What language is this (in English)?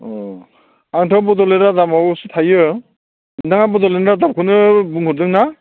Bodo